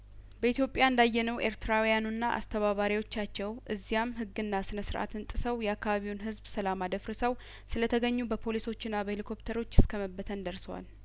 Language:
Amharic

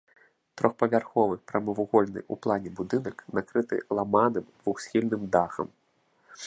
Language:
Belarusian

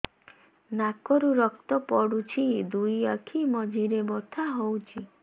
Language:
Odia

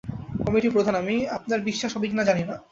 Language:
Bangla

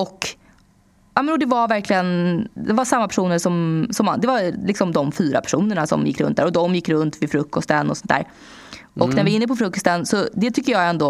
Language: Swedish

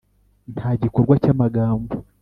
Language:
Kinyarwanda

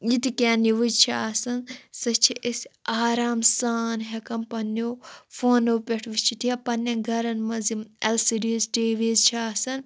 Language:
Kashmiri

